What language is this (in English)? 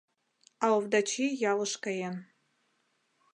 Mari